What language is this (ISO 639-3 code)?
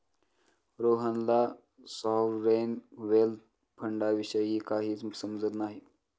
mar